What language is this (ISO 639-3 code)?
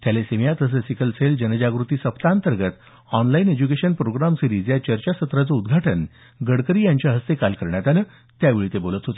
mar